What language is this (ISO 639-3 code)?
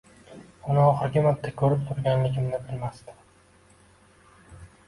uzb